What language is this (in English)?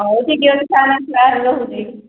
Odia